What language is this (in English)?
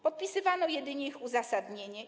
Polish